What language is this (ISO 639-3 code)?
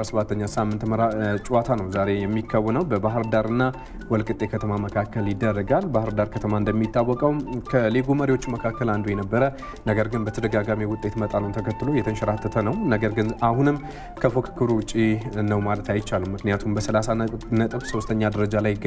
ara